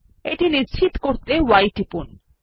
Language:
Bangla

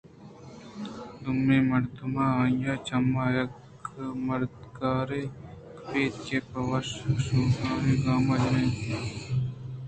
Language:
Eastern Balochi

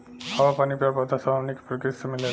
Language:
Bhojpuri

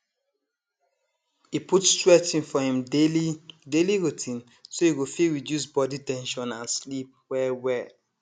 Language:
Nigerian Pidgin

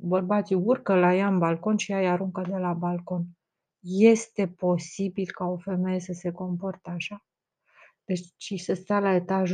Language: Romanian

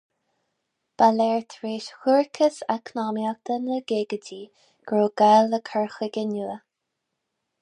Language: Irish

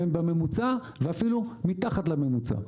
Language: Hebrew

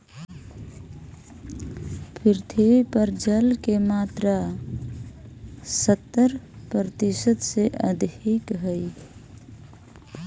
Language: Magahi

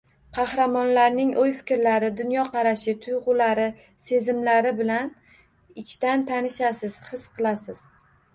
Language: Uzbek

